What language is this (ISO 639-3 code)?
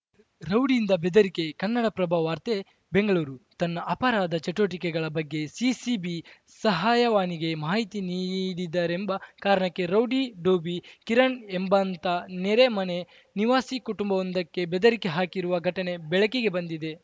kan